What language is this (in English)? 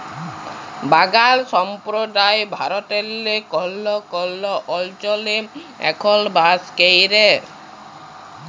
Bangla